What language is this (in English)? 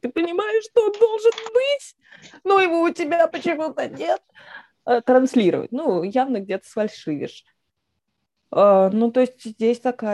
Russian